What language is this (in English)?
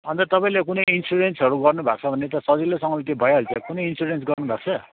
Nepali